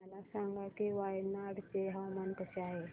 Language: Marathi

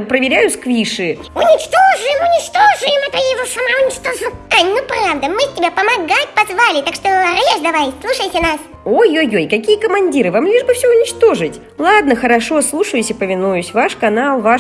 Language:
Russian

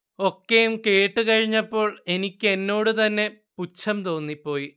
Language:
Malayalam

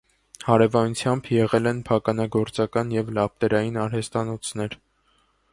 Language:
Armenian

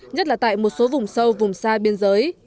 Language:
Vietnamese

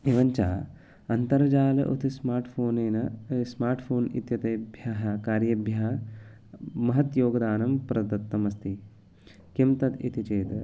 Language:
Sanskrit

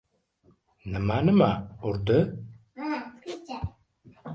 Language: Uzbek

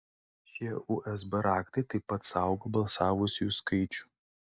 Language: Lithuanian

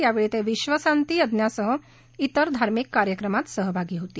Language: Marathi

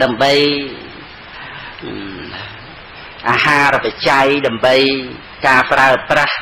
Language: Vietnamese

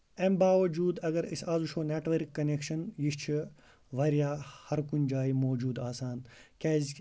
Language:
Kashmiri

